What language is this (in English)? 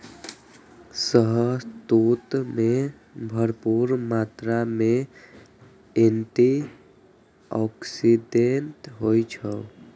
Maithili